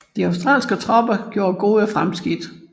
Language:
Danish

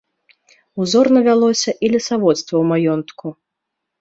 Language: Belarusian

